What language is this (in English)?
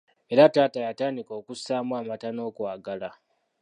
Ganda